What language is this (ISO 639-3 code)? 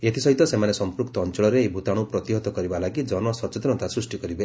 ori